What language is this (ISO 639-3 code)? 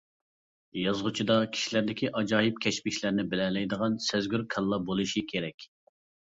uig